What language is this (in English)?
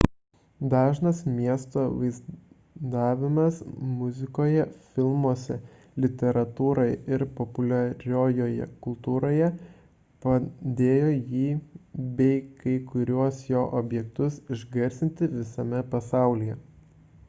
Lithuanian